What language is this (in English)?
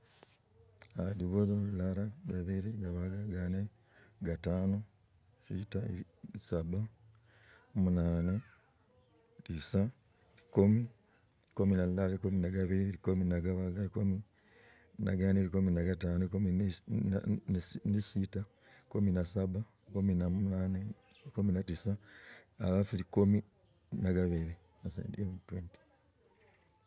Logooli